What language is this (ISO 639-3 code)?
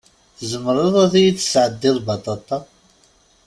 kab